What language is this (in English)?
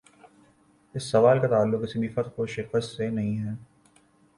Urdu